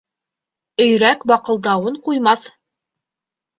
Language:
Bashkir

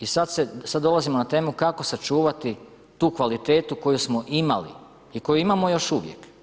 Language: Croatian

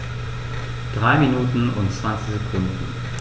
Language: German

